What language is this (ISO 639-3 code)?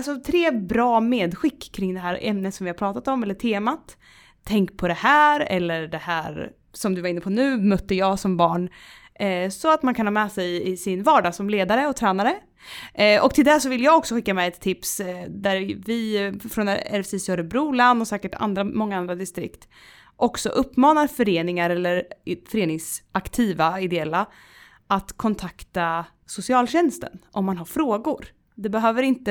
swe